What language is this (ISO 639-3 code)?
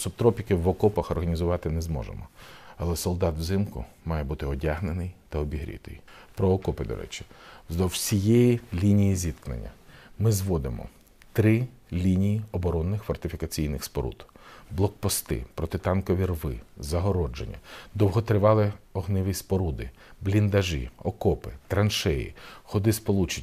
ukr